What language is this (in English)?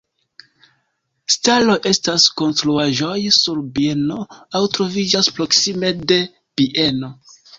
Esperanto